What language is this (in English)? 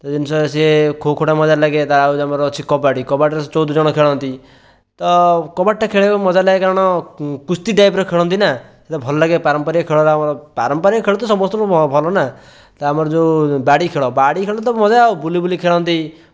Odia